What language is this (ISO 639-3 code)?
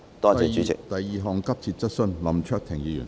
yue